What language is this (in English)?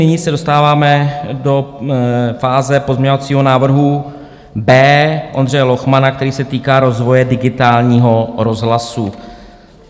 Czech